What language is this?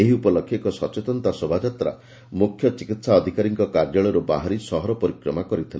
Odia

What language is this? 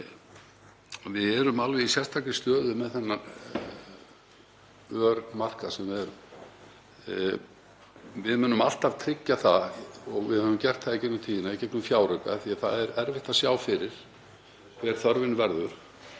Icelandic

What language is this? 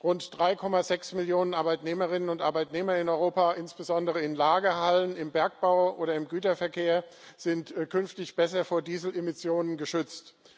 German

